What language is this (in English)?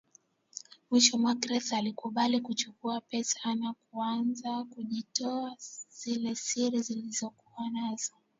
Swahili